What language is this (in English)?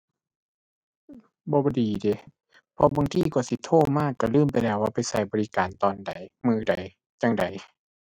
Thai